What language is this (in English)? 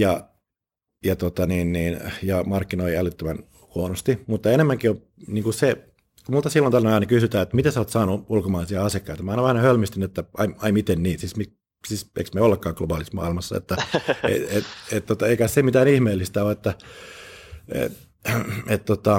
Finnish